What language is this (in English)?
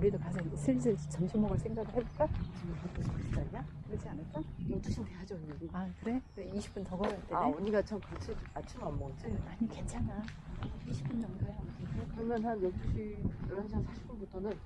Korean